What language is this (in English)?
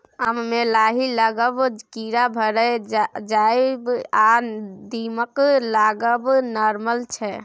Maithili